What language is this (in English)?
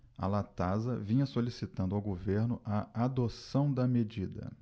Portuguese